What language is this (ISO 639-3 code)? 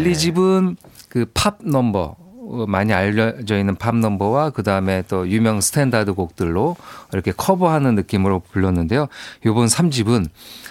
kor